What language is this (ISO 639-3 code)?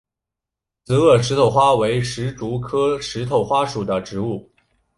zho